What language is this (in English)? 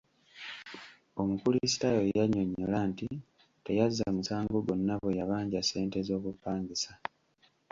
Ganda